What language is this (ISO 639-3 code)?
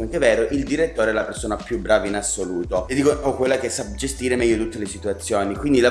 ita